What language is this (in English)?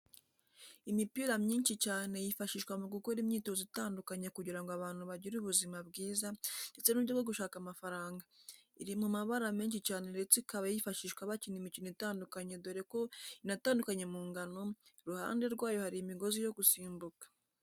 Kinyarwanda